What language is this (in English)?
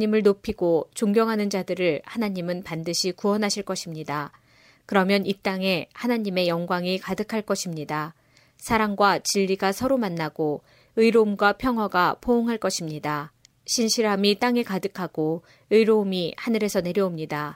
Korean